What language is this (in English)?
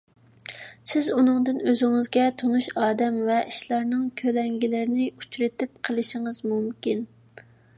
Uyghur